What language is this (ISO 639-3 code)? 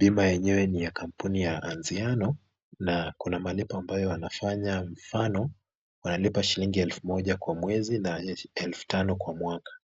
swa